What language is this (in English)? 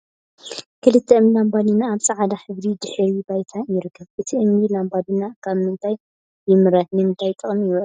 Tigrinya